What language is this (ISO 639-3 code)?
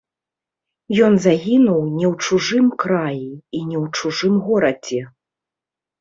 bel